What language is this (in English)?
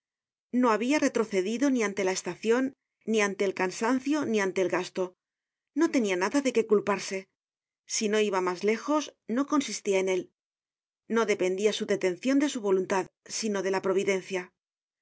Spanish